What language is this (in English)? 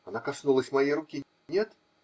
Russian